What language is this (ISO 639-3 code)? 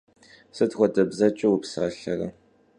kbd